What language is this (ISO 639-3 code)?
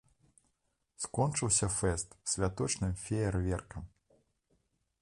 bel